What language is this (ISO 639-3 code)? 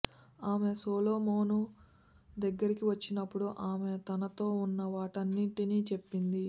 tel